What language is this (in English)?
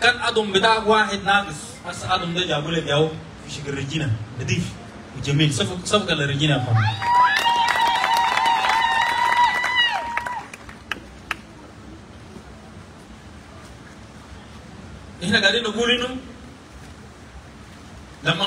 Arabic